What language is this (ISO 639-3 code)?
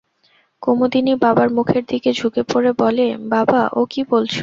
ben